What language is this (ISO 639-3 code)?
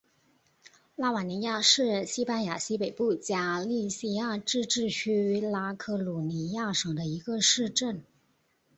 zho